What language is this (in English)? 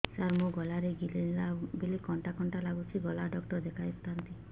Odia